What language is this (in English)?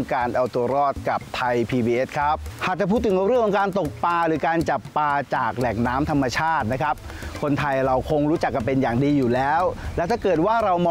Thai